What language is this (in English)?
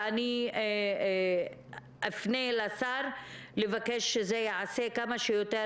Hebrew